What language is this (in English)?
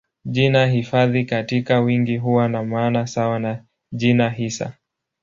Swahili